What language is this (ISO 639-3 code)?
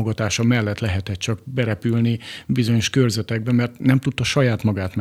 hun